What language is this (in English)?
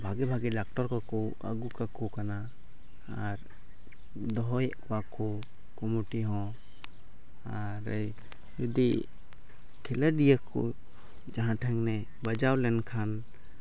Santali